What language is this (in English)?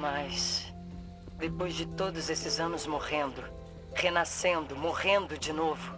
Portuguese